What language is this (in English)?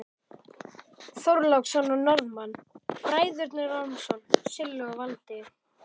Icelandic